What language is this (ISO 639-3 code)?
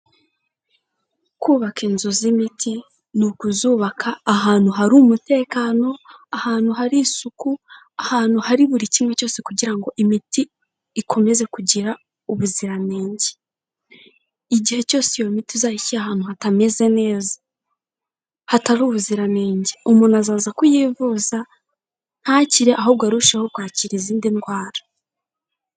kin